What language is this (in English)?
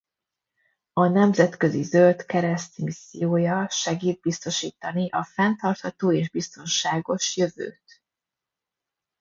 Hungarian